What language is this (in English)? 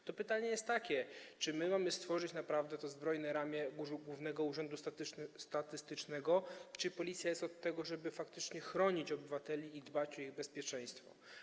Polish